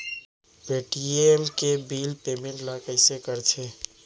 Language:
Chhattisgarhi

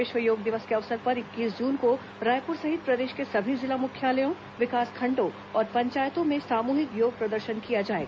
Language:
Hindi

